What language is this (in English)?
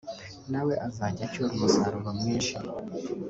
Kinyarwanda